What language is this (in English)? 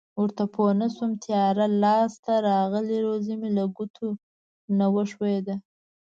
Pashto